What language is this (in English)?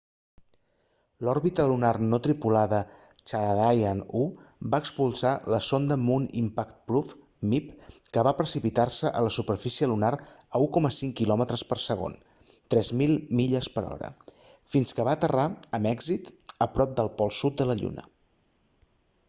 Catalan